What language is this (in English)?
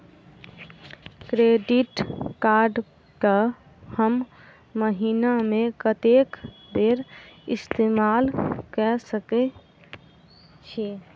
Maithili